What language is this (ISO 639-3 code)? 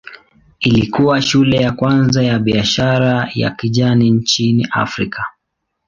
swa